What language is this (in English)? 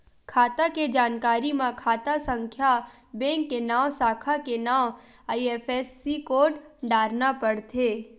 Chhattisgarhi